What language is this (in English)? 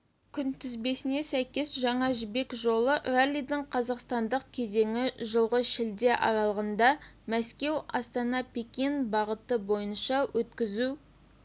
Kazakh